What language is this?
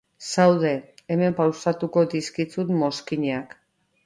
Basque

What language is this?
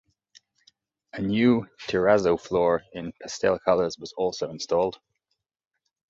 English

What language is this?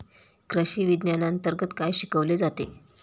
Marathi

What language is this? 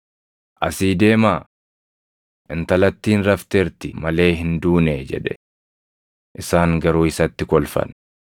Oromo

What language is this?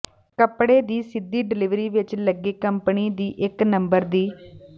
Punjabi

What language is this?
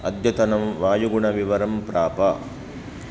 Sanskrit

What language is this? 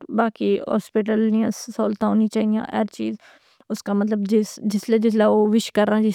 Pahari-Potwari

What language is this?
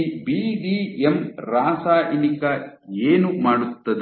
Kannada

